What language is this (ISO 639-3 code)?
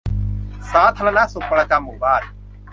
tha